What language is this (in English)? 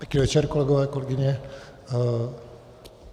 Czech